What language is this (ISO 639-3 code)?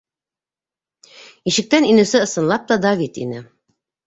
bak